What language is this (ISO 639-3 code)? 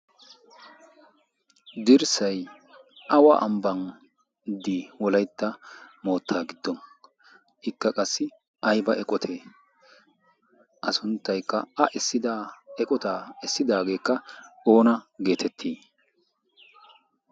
wal